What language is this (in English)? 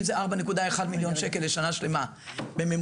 Hebrew